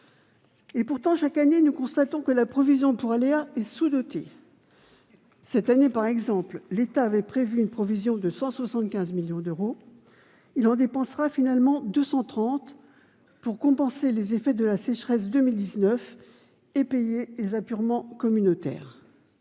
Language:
French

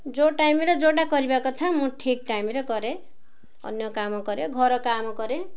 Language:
Odia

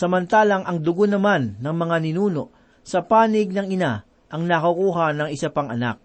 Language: Filipino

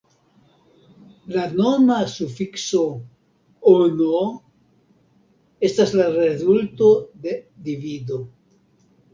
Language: Esperanto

